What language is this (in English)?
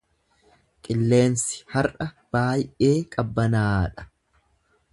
Oromo